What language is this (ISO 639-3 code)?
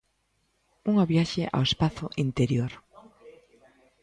glg